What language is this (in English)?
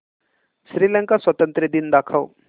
Marathi